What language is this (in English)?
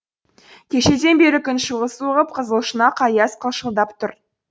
Kazakh